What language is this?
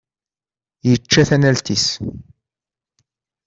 Kabyle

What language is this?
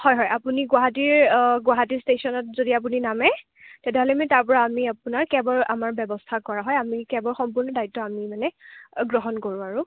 Assamese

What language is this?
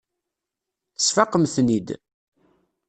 Kabyle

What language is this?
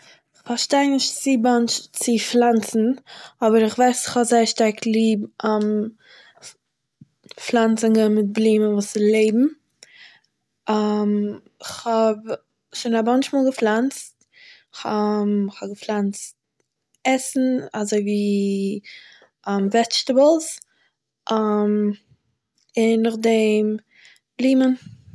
Yiddish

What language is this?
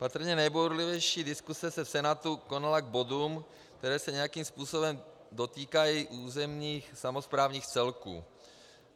Czech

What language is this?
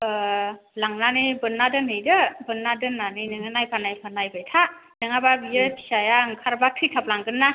Bodo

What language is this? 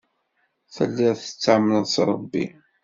Kabyle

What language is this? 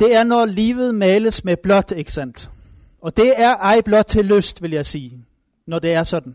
Danish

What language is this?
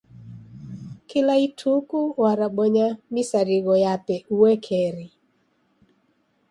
Taita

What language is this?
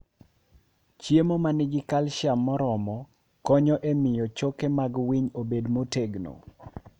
Luo (Kenya and Tanzania)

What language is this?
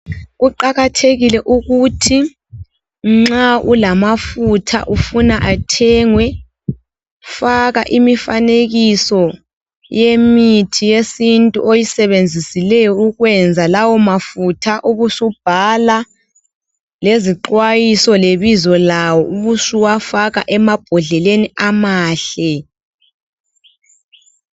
North Ndebele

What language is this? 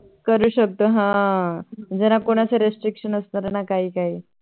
Marathi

